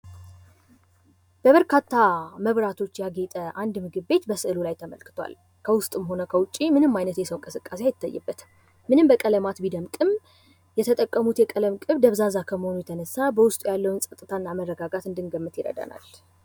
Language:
Amharic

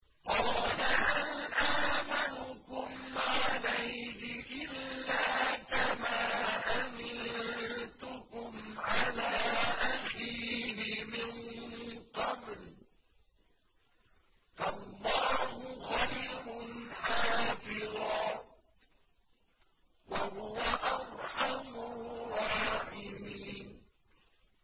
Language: Arabic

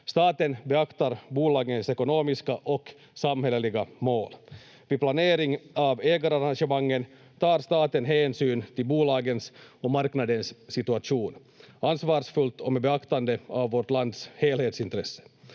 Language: Finnish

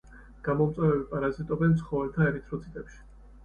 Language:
Georgian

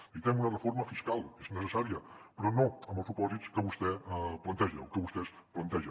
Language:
Catalan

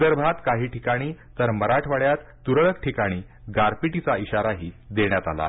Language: Marathi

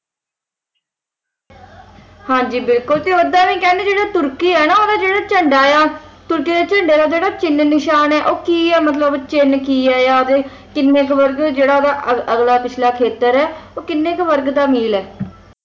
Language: Punjabi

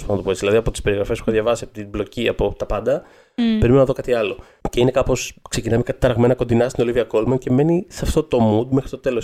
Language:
Greek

